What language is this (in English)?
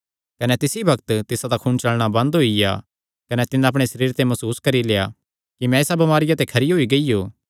Kangri